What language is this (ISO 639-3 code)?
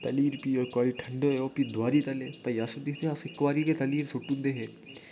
doi